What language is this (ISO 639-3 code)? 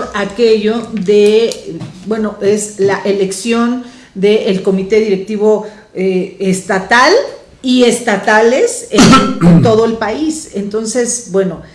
spa